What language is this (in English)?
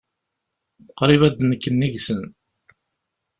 Kabyle